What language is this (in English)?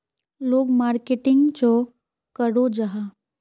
Magahi